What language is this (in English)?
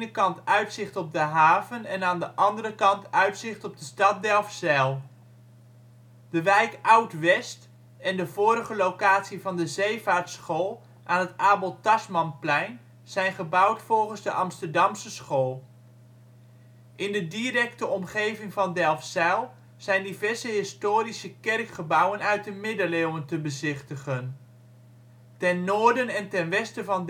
Dutch